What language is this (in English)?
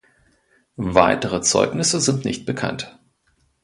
German